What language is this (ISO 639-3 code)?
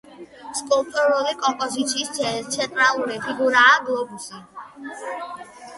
kat